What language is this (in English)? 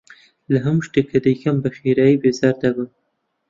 Central Kurdish